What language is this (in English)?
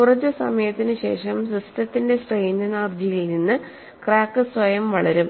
Malayalam